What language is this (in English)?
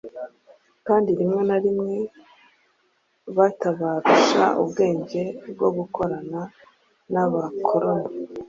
Kinyarwanda